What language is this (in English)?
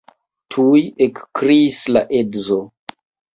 Esperanto